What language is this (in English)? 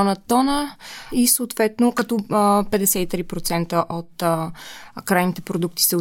Bulgarian